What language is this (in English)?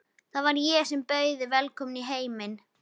Icelandic